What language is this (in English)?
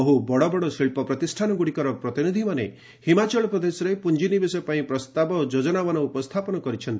Odia